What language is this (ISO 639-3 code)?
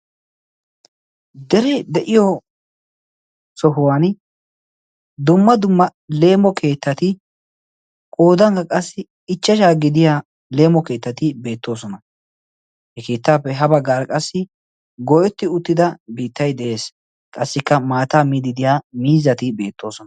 wal